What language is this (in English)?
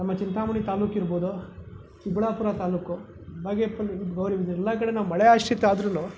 Kannada